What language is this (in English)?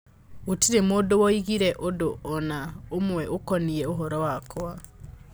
Kikuyu